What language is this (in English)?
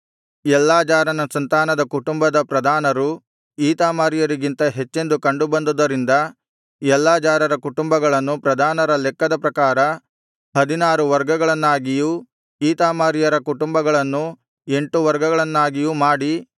Kannada